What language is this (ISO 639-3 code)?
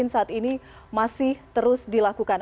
ind